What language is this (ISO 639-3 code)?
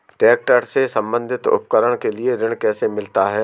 hin